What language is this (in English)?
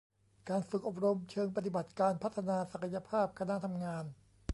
Thai